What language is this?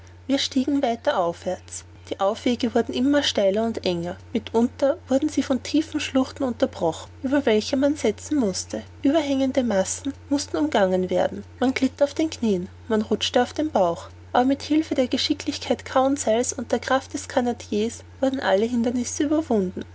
German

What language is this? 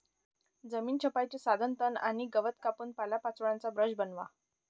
Marathi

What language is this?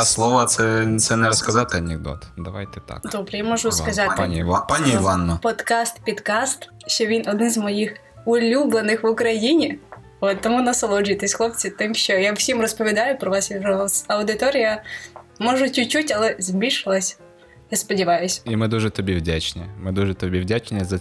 Ukrainian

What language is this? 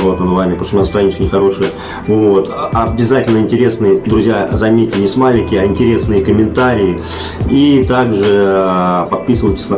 Russian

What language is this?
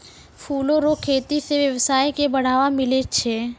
Maithili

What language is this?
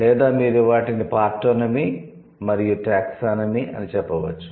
Telugu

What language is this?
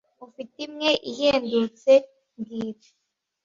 Kinyarwanda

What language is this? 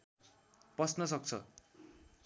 Nepali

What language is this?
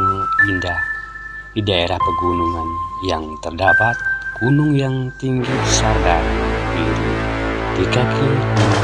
Indonesian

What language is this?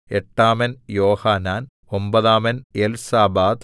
Malayalam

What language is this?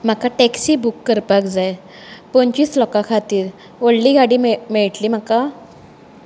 Konkani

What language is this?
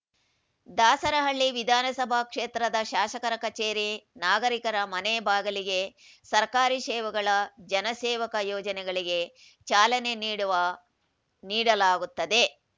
Kannada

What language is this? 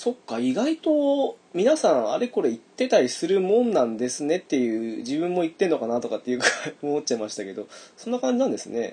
Japanese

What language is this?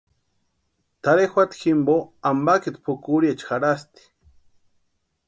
Western Highland Purepecha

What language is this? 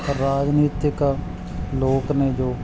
Punjabi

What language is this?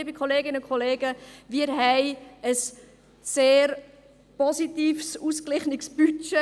Swiss German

